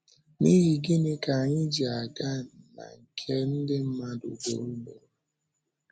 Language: Igbo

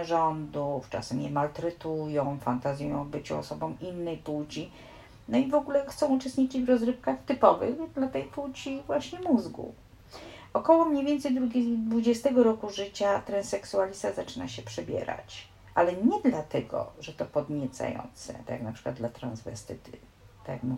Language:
Polish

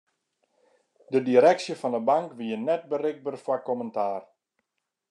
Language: Western Frisian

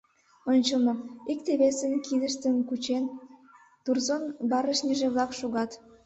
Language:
Mari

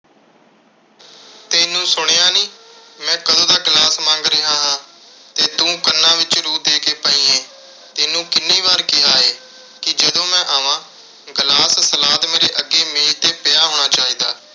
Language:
Punjabi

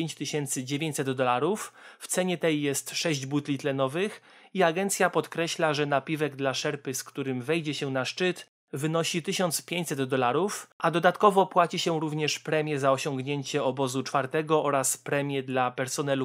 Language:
Polish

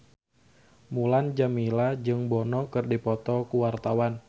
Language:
Sundanese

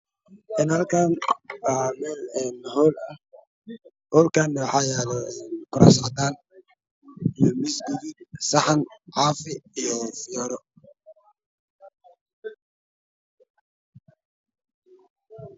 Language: Somali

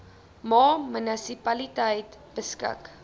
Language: Afrikaans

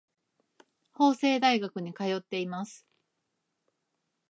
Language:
Japanese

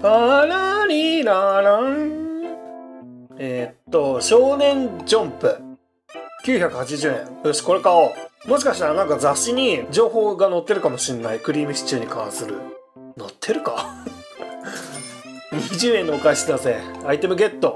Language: Japanese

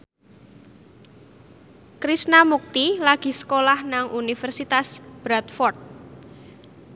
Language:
Javanese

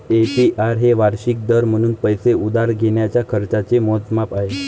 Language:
Marathi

